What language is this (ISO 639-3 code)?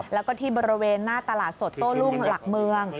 tha